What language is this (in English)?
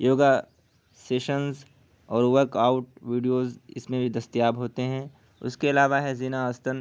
Urdu